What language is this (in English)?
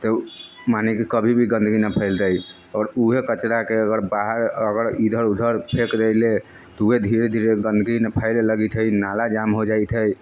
Maithili